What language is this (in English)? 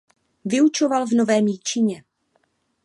Czech